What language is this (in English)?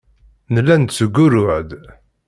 Kabyle